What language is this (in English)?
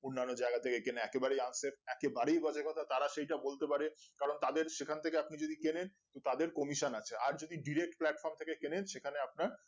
Bangla